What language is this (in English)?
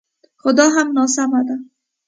Pashto